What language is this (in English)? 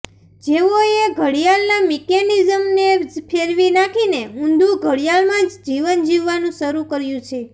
Gujarati